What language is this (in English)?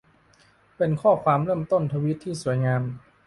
Thai